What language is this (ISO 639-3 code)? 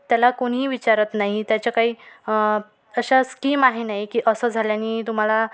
mar